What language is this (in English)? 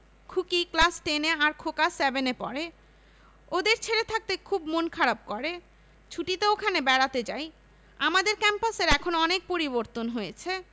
Bangla